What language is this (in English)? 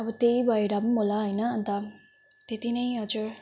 Nepali